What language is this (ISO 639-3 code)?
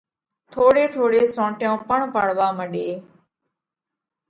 kvx